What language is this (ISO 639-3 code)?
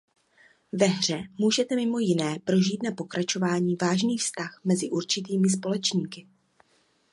ces